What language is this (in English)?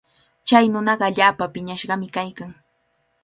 Cajatambo North Lima Quechua